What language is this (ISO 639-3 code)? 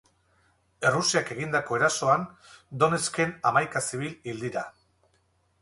eus